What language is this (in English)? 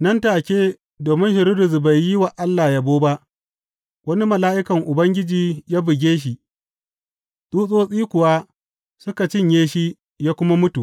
Hausa